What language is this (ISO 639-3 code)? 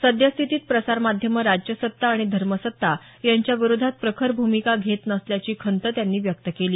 mar